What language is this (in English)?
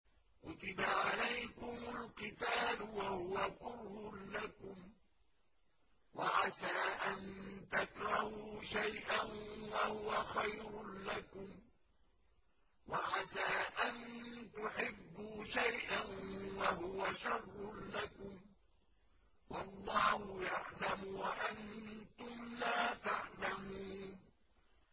Arabic